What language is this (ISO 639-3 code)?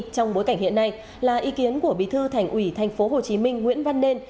vie